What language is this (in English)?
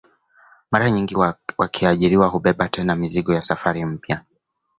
Swahili